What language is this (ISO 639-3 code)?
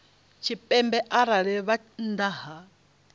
ven